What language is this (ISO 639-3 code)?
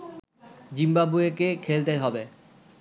ben